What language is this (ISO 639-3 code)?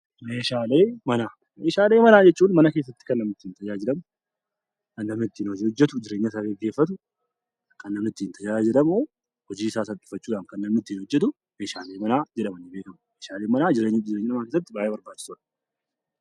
orm